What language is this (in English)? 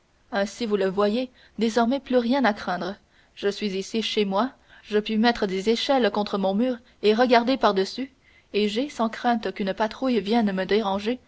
French